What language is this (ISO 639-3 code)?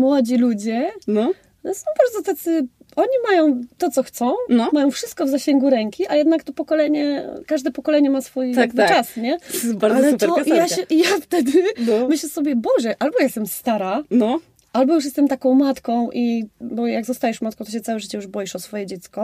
pol